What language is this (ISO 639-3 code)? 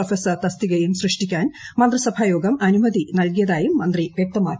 mal